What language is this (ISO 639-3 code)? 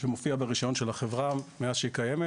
heb